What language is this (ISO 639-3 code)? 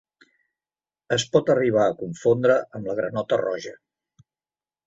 cat